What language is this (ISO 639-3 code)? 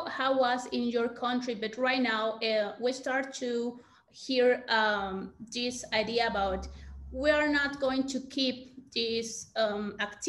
eng